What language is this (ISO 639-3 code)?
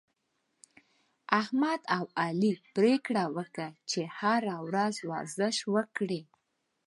pus